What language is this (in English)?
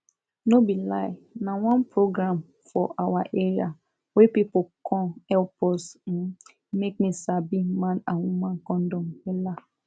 Nigerian Pidgin